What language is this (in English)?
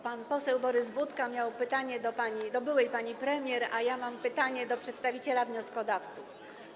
Polish